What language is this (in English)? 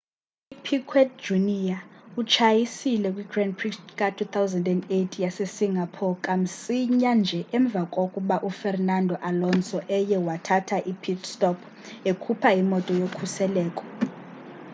Xhosa